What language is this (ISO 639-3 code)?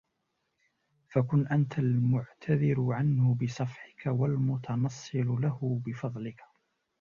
ara